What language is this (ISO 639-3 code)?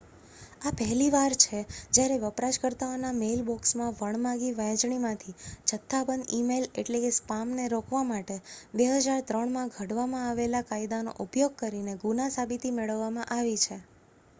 guj